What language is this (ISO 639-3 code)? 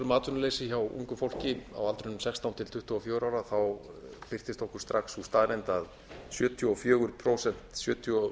isl